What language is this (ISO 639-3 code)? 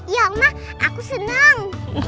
ind